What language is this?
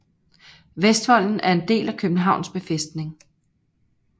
Danish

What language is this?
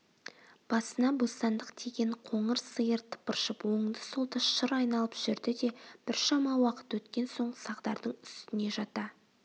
Kazakh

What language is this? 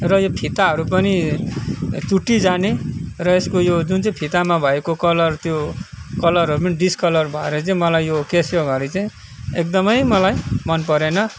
Nepali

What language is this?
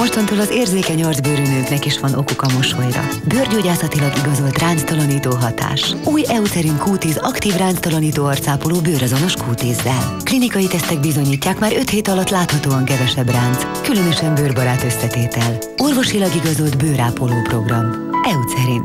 Hungarian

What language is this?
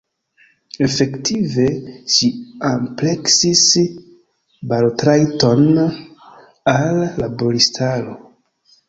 Esperanto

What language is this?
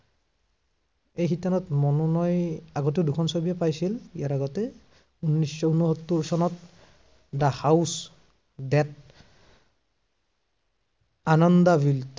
Assamese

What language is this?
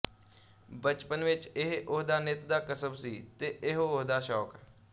Punjabi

